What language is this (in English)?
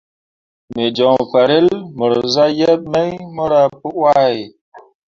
Mundang